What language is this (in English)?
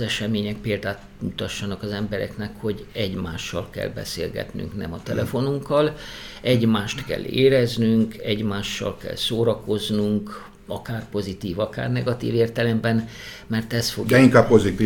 Hungarian